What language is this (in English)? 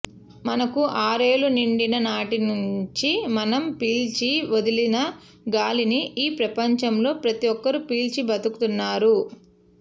Telugu